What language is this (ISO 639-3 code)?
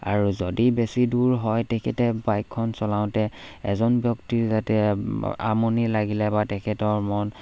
asm